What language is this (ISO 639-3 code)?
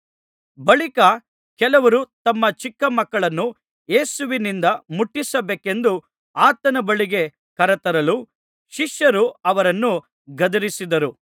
kan